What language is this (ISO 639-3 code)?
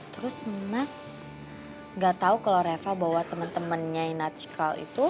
ind